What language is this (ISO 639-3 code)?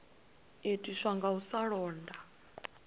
ven